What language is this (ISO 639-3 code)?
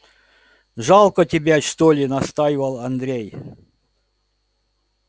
rus